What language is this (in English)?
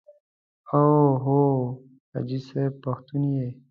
Pashto